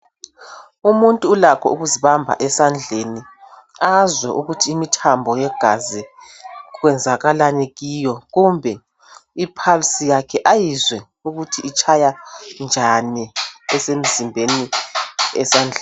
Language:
North Ndebele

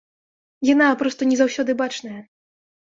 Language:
Belarusian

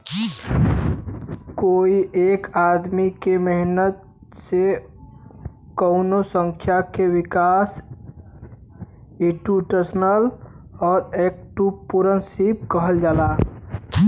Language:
Bhojpuri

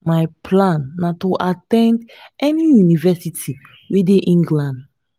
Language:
Nigerian Pidgin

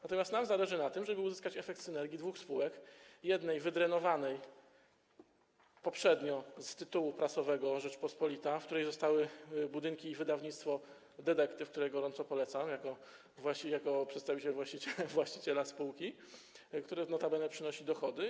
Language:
Polish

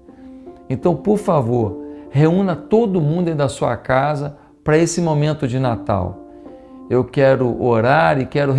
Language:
Portuguese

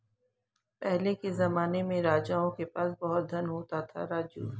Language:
Hindi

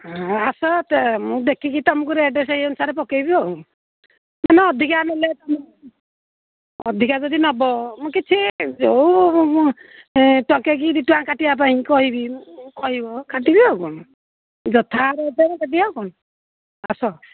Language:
Odia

